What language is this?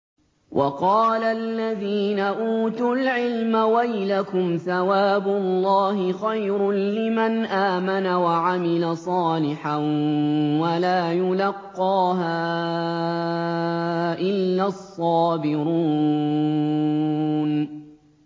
Arabic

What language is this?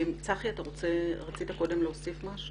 Hebrew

